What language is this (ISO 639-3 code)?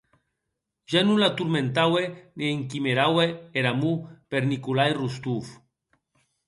oci